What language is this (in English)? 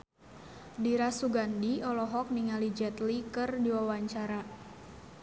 Sundanese